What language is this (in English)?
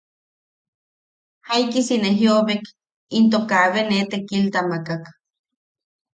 Yaqui